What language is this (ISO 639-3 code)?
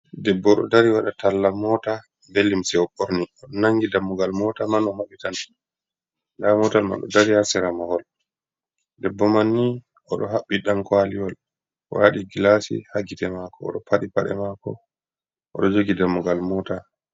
ful